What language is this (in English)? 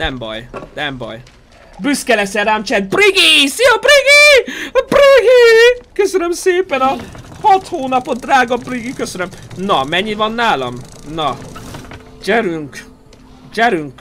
Hungarian